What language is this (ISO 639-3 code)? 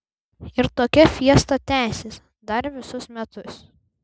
lit